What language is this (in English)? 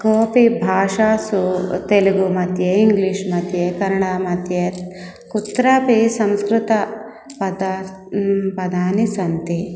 Sanskrit